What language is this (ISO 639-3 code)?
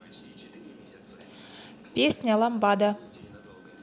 rus